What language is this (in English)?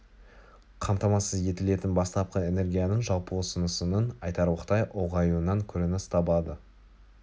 Kazakh